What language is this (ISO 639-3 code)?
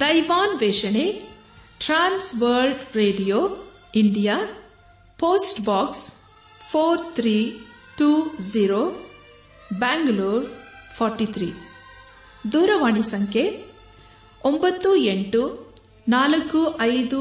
kan